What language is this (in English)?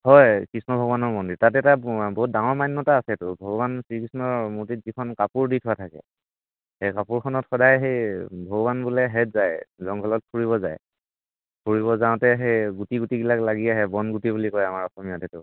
Assamese